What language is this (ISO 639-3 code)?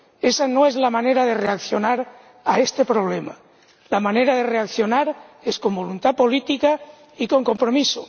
spa